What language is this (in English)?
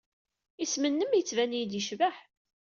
Kabyle